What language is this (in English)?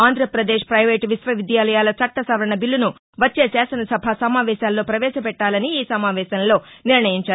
Telugu